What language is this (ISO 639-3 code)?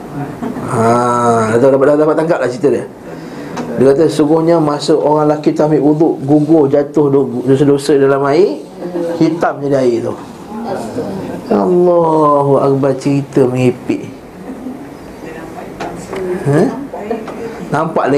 msa